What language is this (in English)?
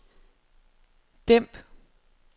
Danish